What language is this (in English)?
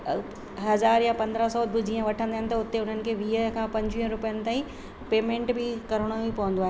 Sindhi